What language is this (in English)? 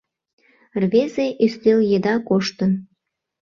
Mari